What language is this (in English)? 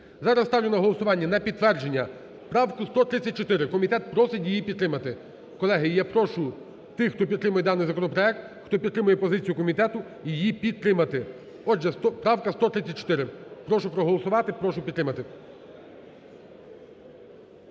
Ukrainian